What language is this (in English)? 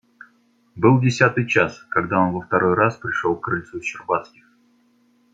Russian